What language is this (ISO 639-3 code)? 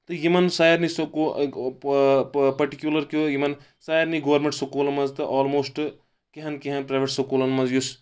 kas